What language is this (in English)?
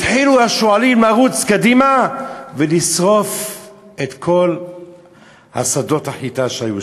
Hebrew